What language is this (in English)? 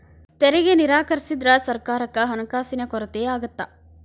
Kannada